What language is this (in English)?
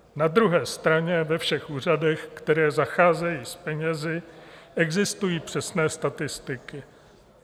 Czech